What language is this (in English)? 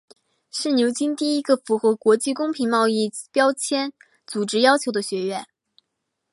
Chinese